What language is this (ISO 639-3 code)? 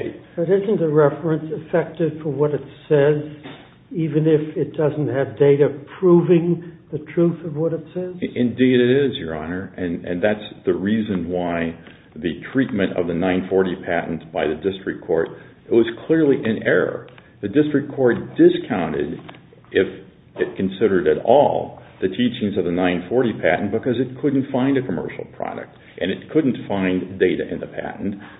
eng